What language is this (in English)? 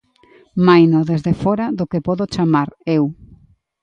Galician